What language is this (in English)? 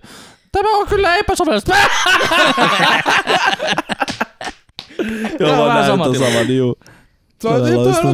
Finnish